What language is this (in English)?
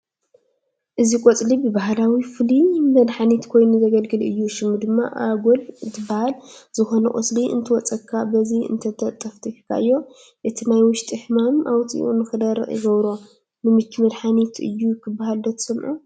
Tigrinya